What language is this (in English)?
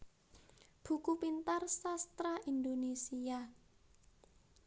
Javanese